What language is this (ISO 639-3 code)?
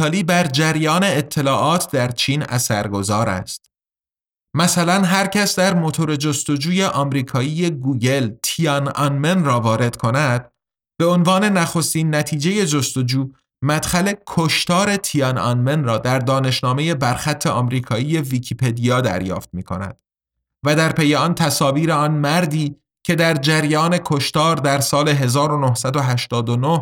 fas